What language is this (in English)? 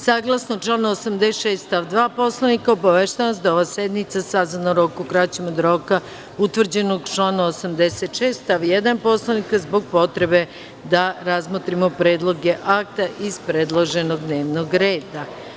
Serbian